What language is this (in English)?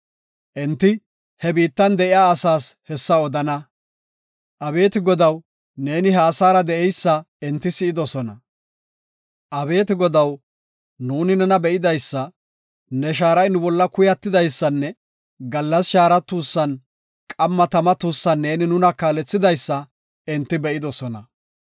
Gofa